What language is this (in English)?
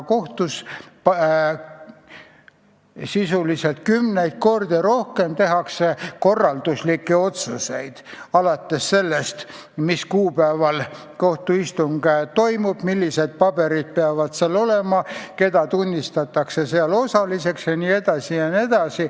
Estonian